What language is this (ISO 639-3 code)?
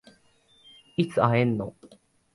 jpn